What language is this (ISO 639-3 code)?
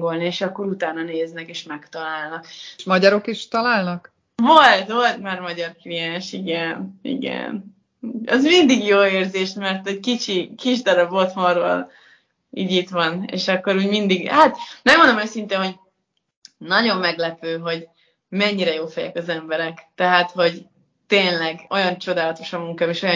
hun